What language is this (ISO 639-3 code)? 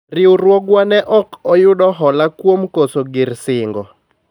luo